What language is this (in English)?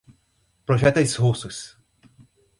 Portuguese